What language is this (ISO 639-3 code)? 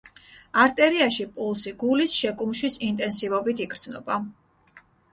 kat